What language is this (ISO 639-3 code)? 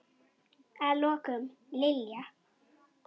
isl